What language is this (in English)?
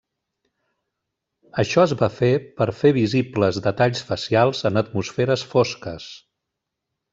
Catalan